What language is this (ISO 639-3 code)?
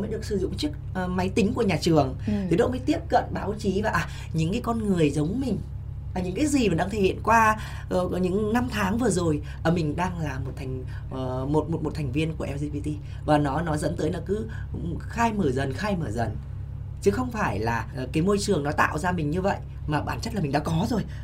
vie